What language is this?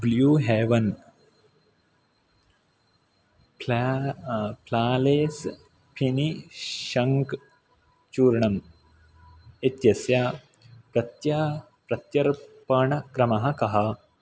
Sanskrit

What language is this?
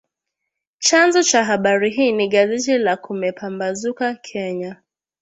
Swahili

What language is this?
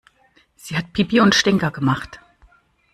German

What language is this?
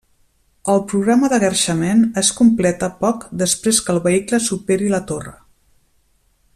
Catalan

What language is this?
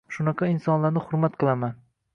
Uzbek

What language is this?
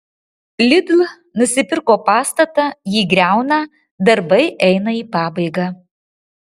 Lithuanian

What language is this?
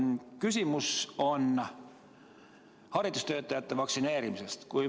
Estonian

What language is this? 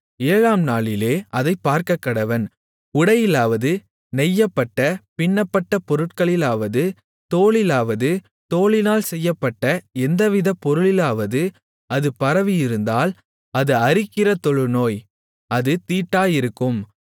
Tamil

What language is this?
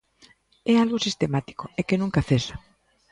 Galician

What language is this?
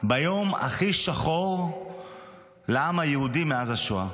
Hebrew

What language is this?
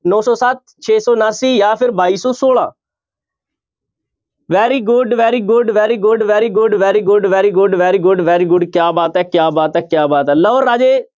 Punjabi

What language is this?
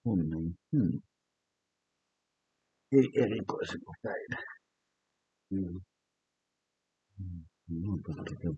Finnish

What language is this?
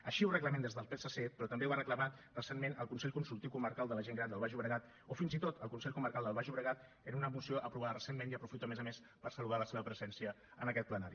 Catalan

